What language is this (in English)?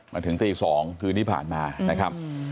Thai